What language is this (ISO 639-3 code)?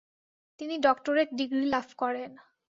ben